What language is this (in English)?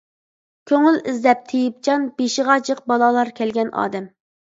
Uyghur